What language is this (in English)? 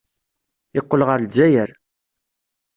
Kabyle